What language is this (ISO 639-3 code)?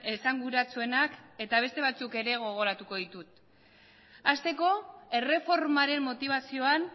eus